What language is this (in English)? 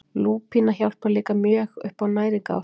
Icelandic